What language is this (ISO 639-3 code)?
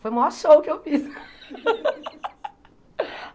por